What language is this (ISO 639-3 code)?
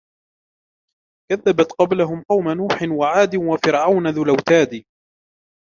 ara